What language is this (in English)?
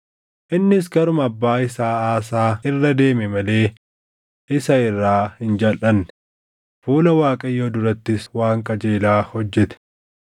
Oromo